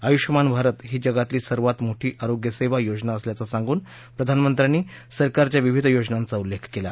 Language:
Marathi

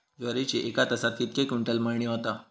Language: Marathi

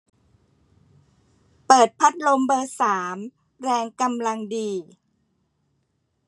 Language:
Thai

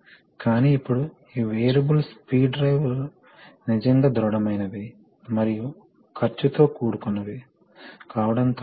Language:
Telugu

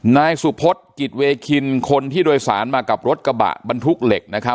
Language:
Thai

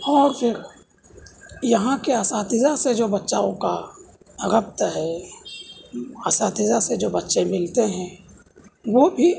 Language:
Urdu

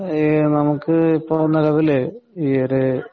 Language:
Malayalam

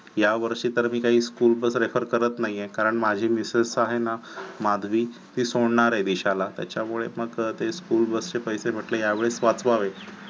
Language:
Marathi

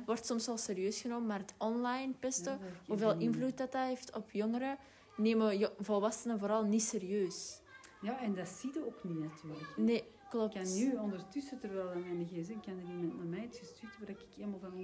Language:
Dutch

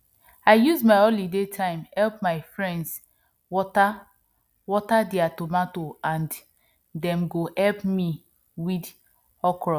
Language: Nigerian Pidgin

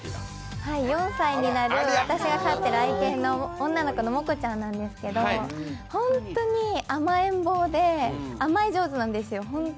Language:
Japanese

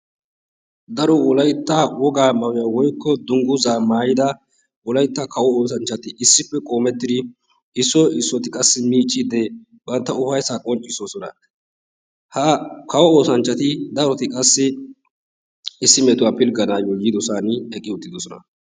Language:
Wolaytta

